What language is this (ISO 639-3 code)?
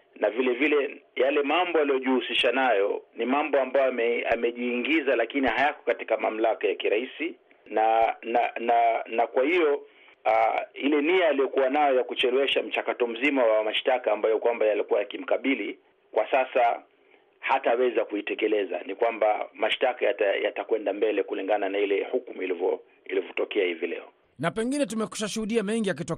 swa